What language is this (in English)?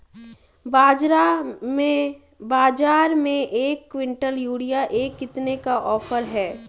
Hindi